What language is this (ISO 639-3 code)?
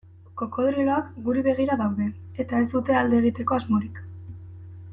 eus